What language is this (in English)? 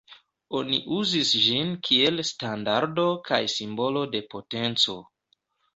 Esperanto